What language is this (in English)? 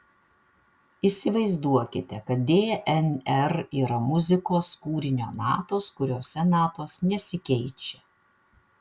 Lithuanian